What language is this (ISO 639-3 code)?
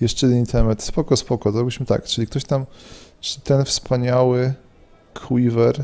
pol